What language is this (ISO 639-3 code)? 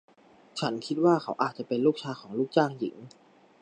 tha